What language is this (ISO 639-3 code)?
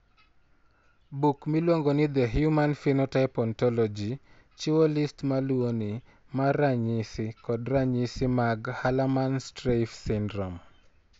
luo